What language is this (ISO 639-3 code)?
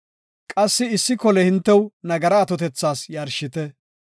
gof